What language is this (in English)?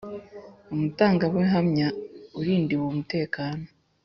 Kinyarwanda